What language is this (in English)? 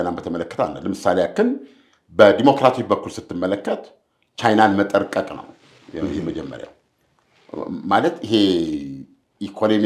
Arabic